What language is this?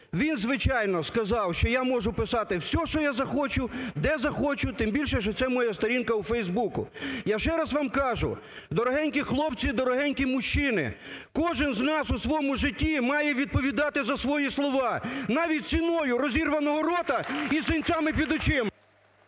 Ukrainian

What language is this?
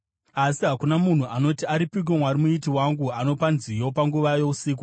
Shona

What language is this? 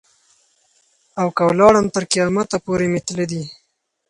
Pashto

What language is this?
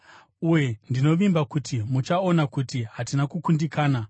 Shona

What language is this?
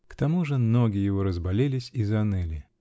Russian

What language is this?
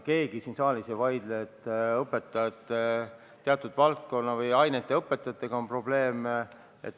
Estonian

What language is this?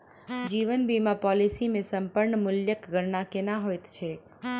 Maithili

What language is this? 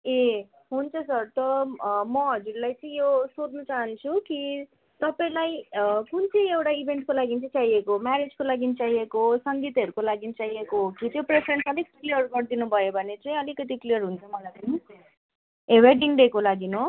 Nepali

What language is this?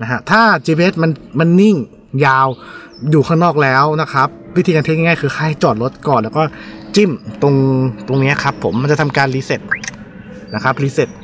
Thai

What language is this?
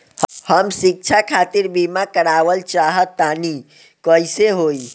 Bhojpuri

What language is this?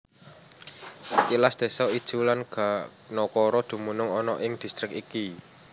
Javanese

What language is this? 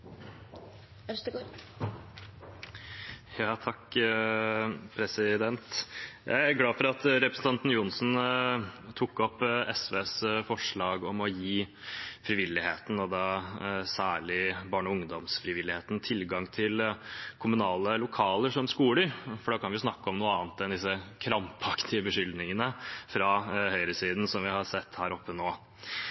Norwegian Bokmål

